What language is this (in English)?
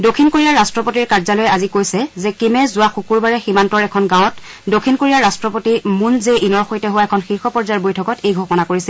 Assamese